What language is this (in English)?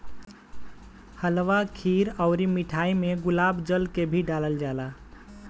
Bhojpuri